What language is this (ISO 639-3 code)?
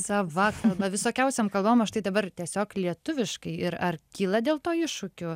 lit